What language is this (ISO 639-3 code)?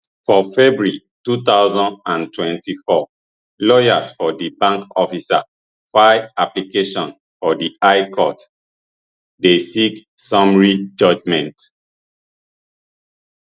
pcm